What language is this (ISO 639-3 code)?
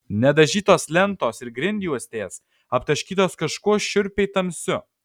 lit